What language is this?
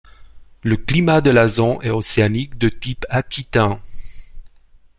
French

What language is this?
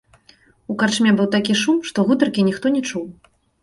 Belarusian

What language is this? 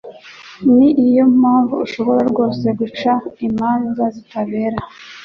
Kinyarwanda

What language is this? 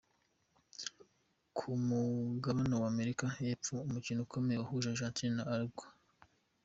Kinyarwanda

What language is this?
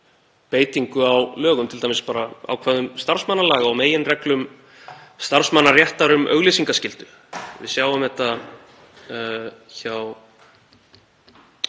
Icelandic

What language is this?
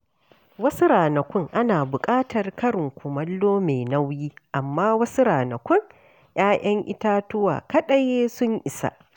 Hausa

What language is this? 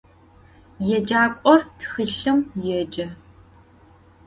Adyghe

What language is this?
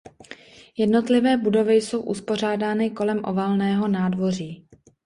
Czech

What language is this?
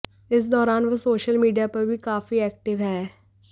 Hindi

